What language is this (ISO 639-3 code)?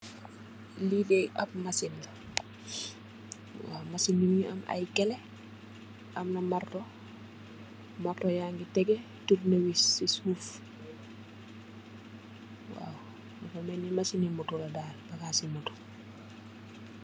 wol